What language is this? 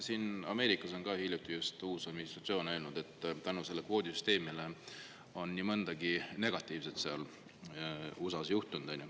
Estonian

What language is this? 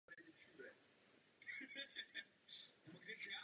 Czech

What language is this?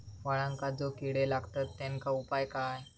Marathi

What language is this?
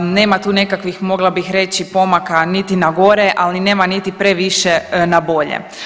Croatian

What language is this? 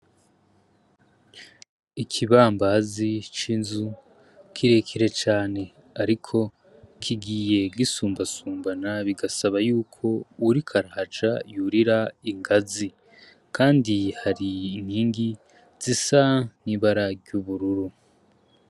Rundi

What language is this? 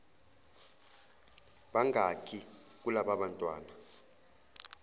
Zulu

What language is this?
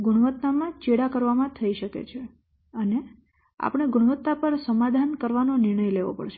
Gujarati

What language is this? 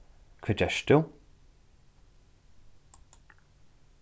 Faroese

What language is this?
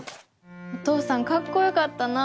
Japanese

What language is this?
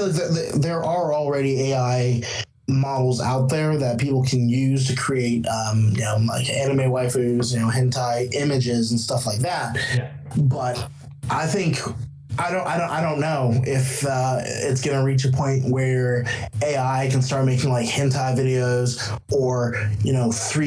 English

